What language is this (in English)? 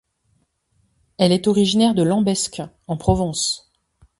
French